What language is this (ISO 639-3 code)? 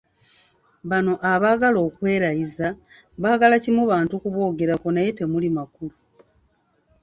lug